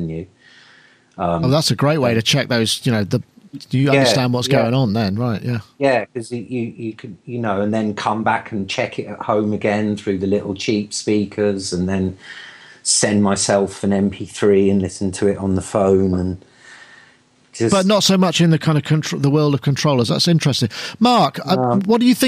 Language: English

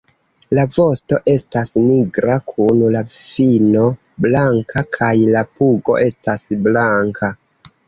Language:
Esperanto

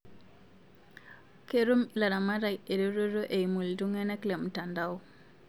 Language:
Masai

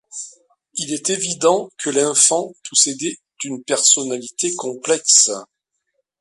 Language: French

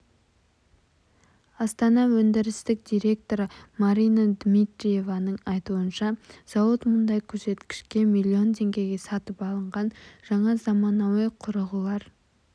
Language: Kazakh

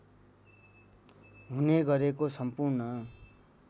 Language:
Nepali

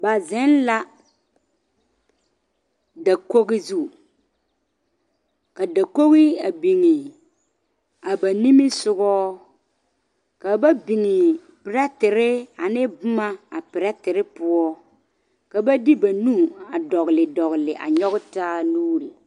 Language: Southern Dagaare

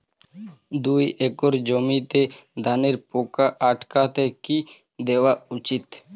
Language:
Bangla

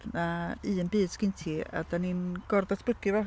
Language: Welsh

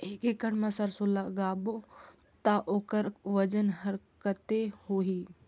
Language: Chhattisgarhi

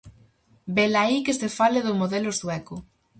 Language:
Galician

